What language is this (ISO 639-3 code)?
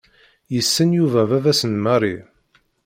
kab